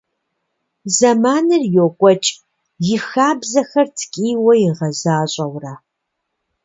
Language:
Kabardian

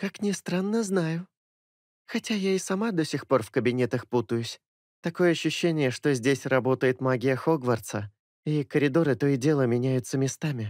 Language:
Russian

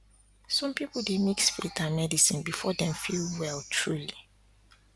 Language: Nigerian Pidgin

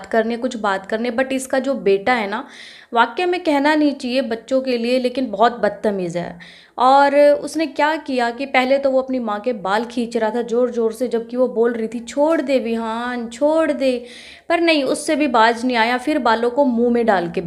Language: Hindi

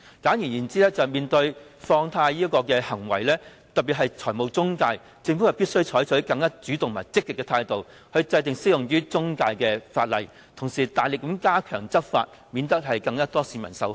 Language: Cantonese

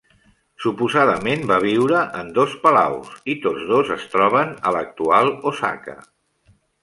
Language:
Catalan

